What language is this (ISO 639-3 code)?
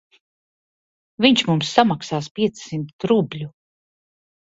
lav